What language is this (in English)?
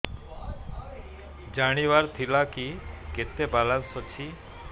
Odia